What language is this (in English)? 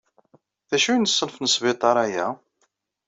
Kabyle